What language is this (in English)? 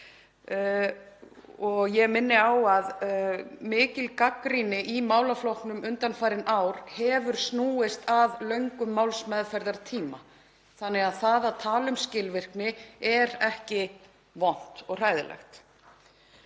Icelandic